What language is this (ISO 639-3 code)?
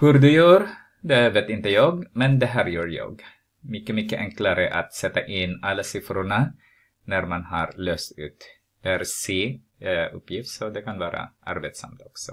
swe